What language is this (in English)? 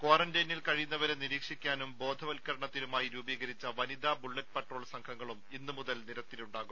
Malayalam